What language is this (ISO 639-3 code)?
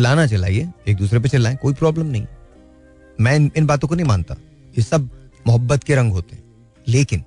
hin